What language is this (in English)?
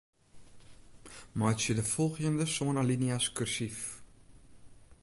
Western Frisian